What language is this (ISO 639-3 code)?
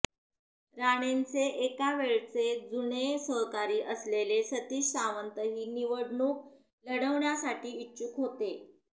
mar